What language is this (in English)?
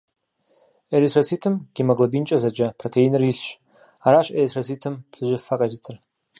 Kabardian